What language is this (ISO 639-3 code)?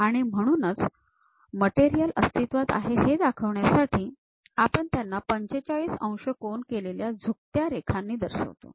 mar